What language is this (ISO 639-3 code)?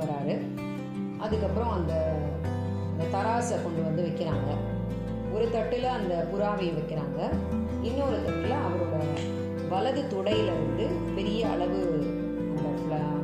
tam